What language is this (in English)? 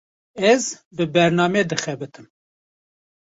Kurdish